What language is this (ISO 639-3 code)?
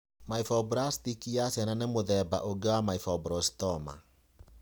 kik